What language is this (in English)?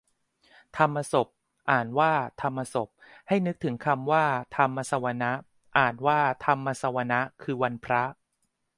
Thai